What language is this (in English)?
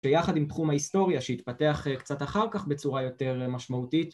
Hebrew